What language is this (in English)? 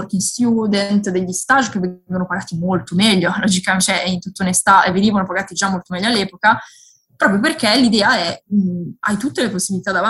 Italian